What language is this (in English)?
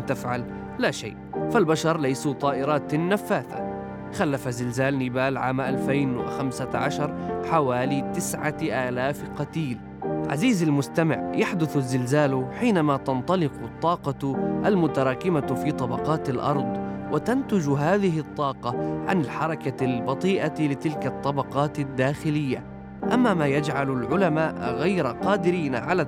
Arabic